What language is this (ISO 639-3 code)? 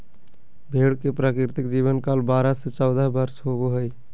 mag